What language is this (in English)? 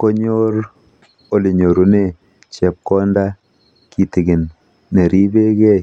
Kalenjin